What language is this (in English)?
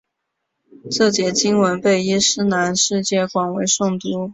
Chinese